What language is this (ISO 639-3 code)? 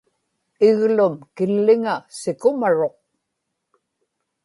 ipk